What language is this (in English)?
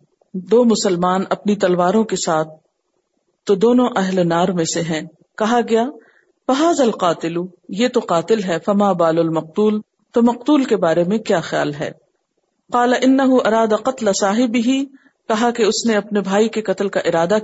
Urdu